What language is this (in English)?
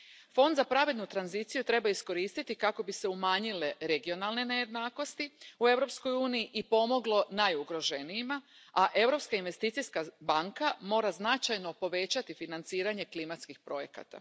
Croatian